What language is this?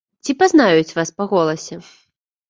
Belarusian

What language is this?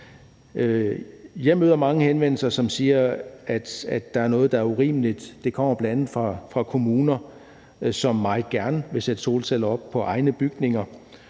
Danish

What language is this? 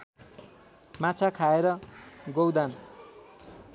Nepali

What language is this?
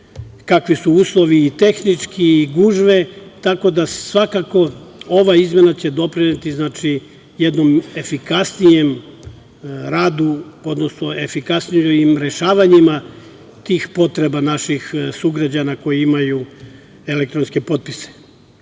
Serbian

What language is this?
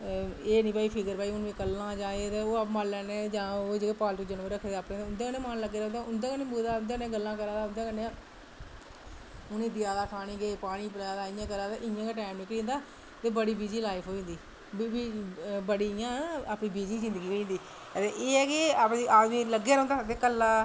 Dogri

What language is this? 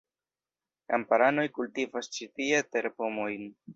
Esperanto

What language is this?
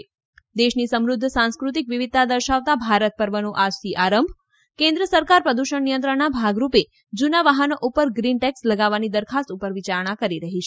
Gujarati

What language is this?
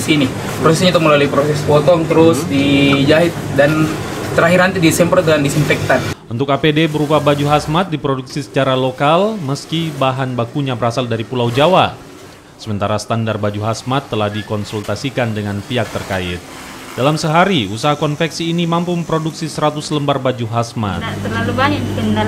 Indonesian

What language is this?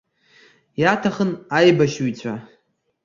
Abkhazian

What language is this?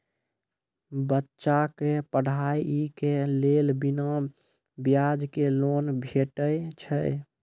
Maithili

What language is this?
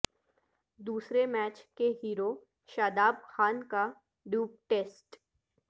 Urdu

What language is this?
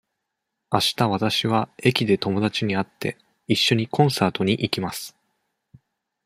Japanese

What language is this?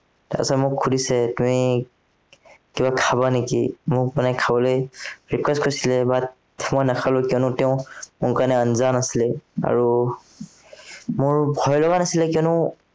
Assamese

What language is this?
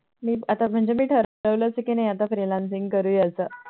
Marathi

